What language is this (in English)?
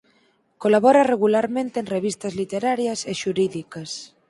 Galician